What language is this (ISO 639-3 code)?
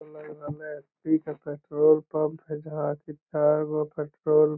mag